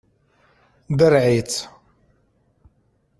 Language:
Kabyle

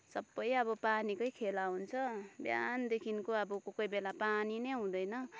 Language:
Nepali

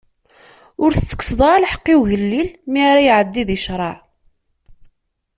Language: Kabyle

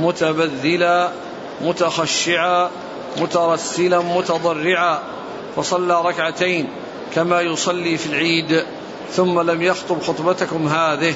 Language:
Arabic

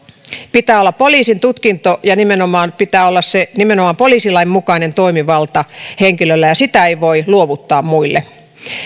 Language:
Finnish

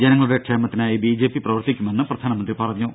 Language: Malayalam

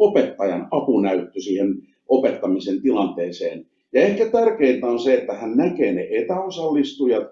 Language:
Finnish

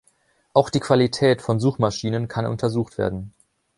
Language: German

